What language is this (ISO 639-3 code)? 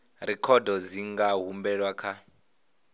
ven